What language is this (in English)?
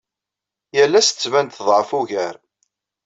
Kabyle